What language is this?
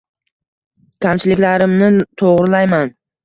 Uzbek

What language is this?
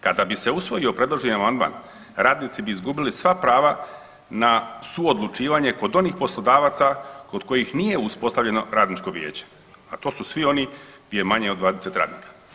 Croatian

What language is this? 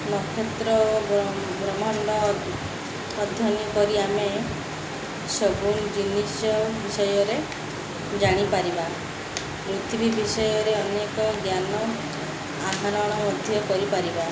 Odia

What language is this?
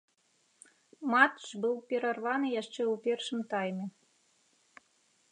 Belarusian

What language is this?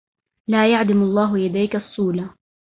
Arabic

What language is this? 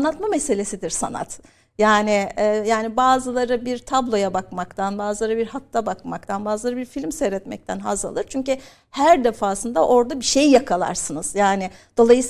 Turkish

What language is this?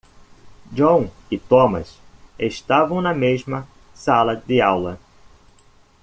Portuguese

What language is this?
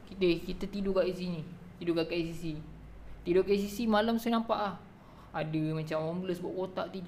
Malay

